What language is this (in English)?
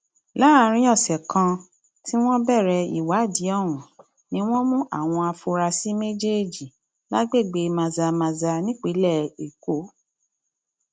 Yoruba